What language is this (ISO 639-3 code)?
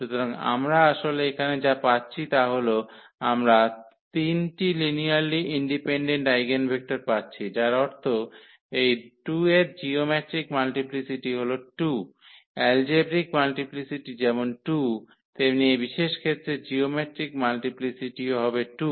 ben